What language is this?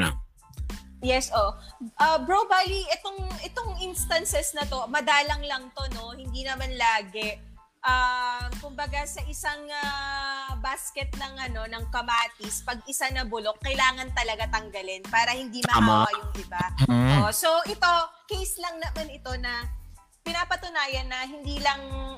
Filipino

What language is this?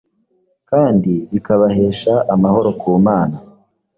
Kinyarwanda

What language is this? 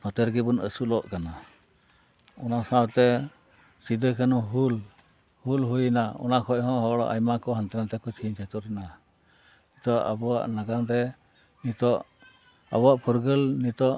Santali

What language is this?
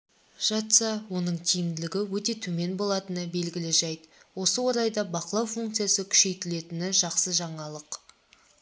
Kazakh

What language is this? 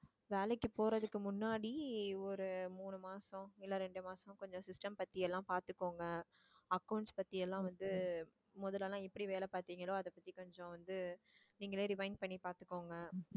Tamil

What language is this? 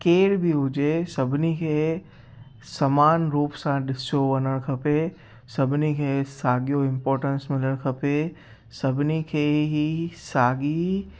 Sindhi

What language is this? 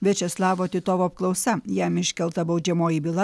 Lithuanian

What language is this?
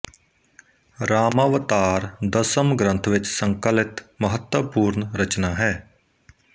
Punjabi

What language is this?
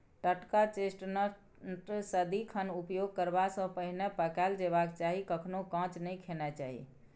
Maithili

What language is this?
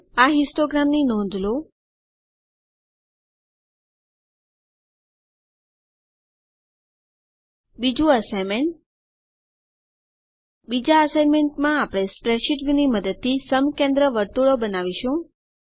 Gujarati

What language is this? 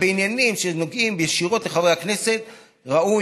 Hebrew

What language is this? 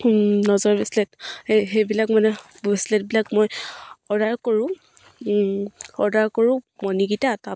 Assamese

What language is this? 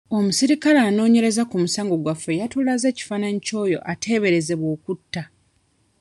Ganda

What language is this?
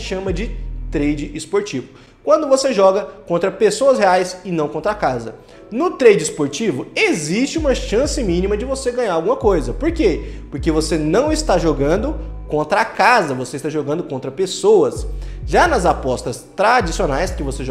Portuguese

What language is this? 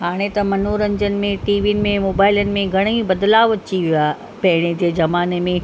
Sindhi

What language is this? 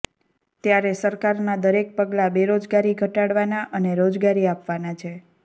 Gujarati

